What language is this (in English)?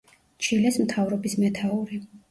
Georgian